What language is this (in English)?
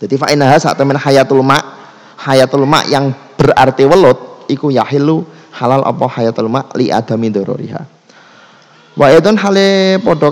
Indonesian